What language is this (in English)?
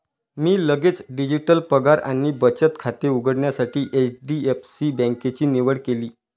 Marathi